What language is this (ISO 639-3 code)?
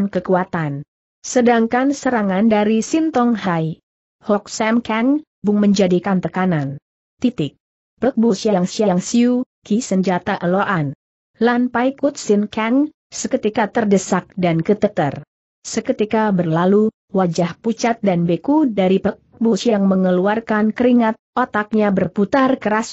ind